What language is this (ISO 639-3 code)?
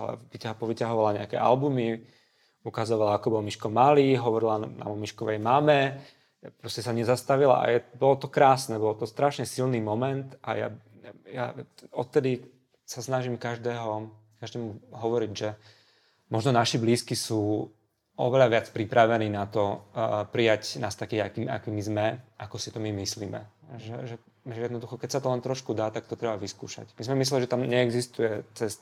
slk